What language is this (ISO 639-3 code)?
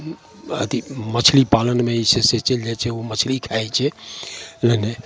mai